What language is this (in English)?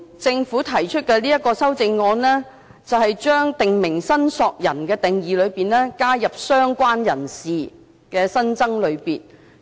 Cantonese